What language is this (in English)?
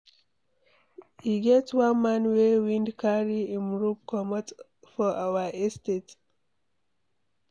Nigerian Pidgin